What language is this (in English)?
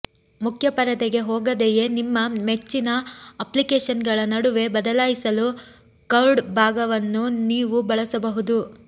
Kannada